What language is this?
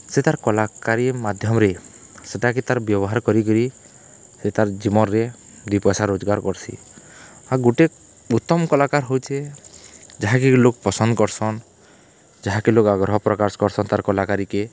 Odia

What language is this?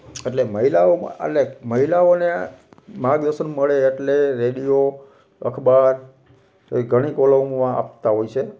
Gujarati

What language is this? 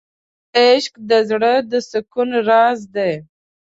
Pashto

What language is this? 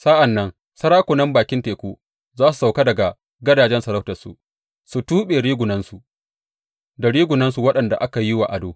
Hausa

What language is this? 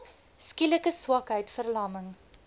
Afrikaans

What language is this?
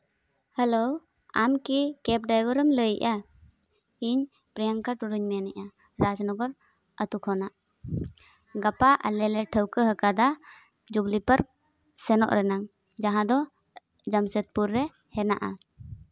Santali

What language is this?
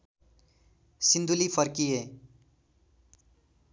Nepali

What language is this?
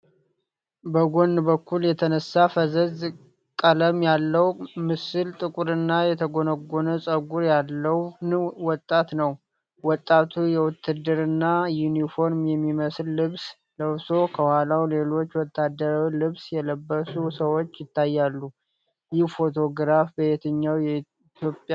Amharic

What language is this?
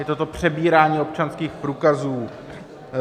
Czech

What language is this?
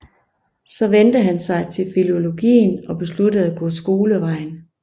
Danish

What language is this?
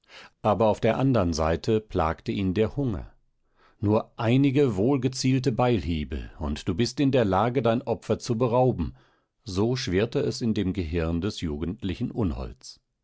German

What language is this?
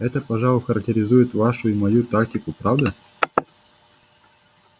Russian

